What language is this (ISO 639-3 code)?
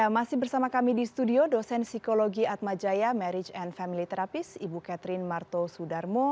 ind